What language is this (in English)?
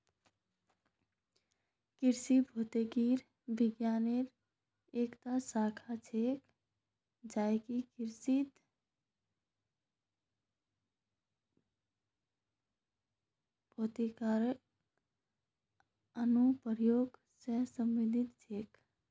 Magahi